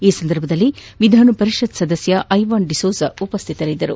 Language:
Kannada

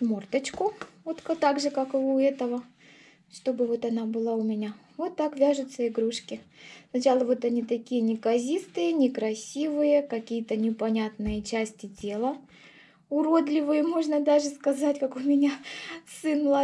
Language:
Russian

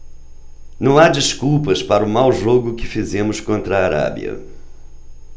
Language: Portuguese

